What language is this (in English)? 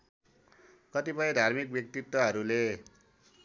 Nepali